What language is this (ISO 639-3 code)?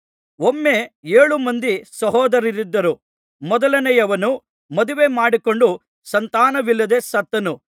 kan